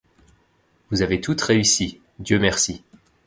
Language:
French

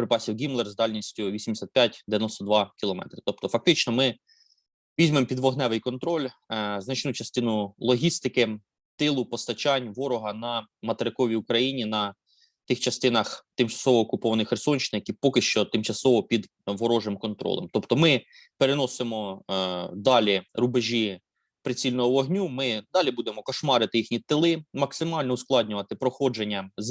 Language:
Ukrainian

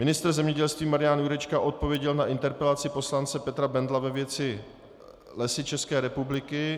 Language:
Czech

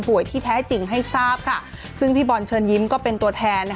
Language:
Thai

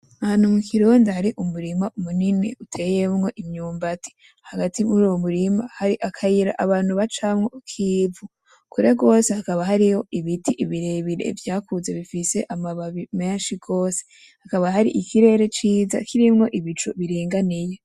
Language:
Rundi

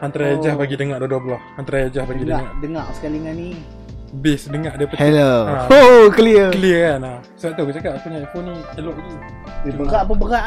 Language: Malay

